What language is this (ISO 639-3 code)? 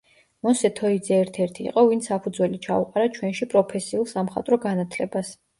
kat